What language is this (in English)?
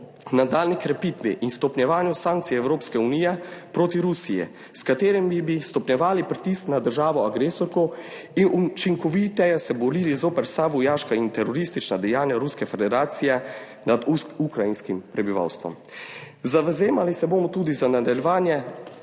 Slovenian